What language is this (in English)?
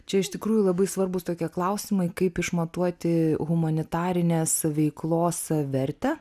Lithuanian